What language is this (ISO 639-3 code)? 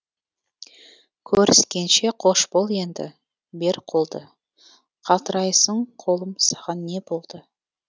kaz